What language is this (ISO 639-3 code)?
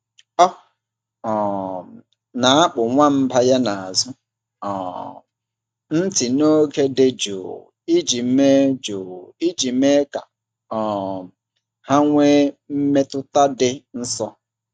ibo